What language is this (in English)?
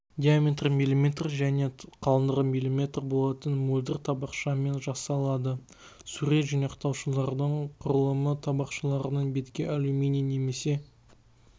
Kazakh